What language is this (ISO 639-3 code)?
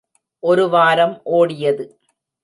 tam